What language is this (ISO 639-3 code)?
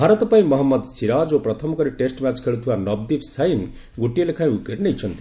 ori